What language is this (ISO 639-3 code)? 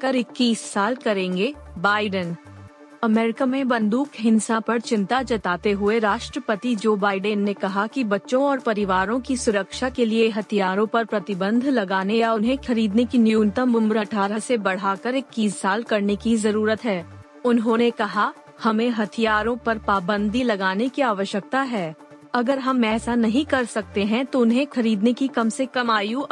hin